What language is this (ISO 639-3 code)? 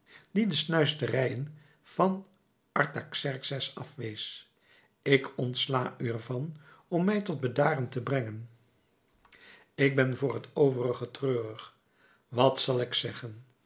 nld